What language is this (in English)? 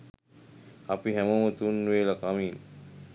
Sinhala